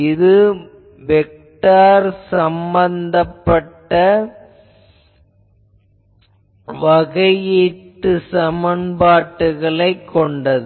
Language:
Tamil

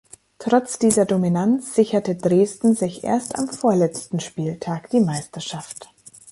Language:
German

